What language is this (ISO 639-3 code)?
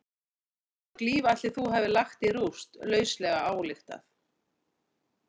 isl